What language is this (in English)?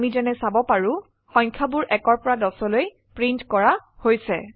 Assamese